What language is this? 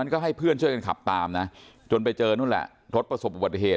Thai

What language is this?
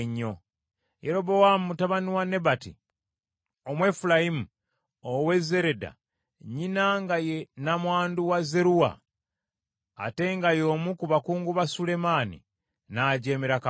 Ganda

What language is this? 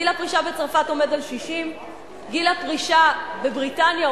Hebrew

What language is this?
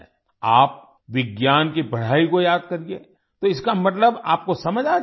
Hindi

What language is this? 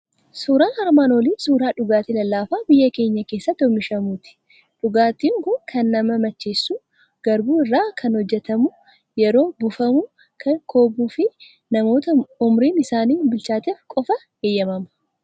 Oromo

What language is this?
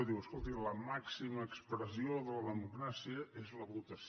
Catalan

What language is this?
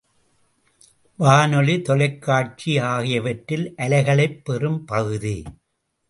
Tamil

